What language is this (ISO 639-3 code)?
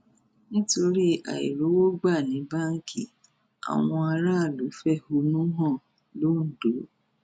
yor